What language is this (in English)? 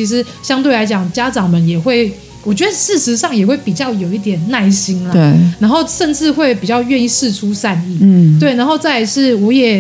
Chinese